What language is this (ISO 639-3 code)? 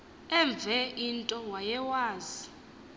xho